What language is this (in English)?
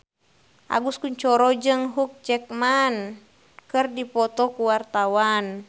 Sundanese